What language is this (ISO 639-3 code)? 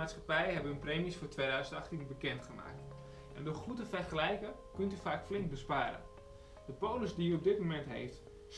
nld